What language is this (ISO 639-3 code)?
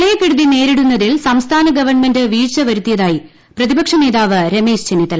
mal